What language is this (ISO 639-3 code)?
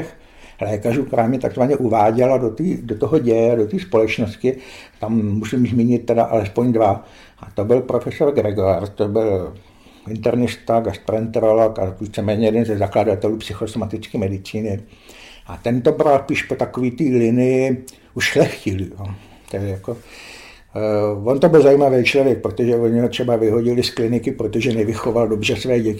ces